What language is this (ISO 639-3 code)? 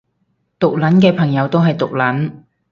yue